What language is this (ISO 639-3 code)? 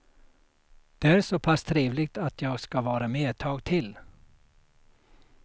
swe